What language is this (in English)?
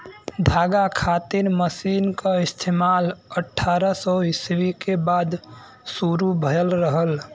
Bhojpuri